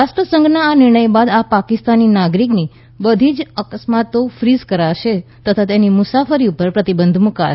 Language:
Gujarati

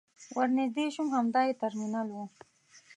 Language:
Pashto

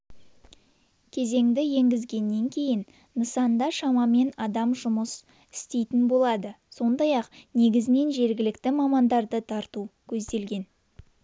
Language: Kazakh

